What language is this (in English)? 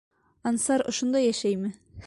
Bashkir